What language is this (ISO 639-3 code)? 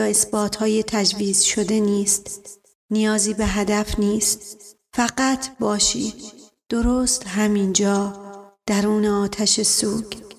fas